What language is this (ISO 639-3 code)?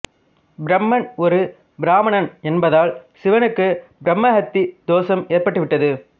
tam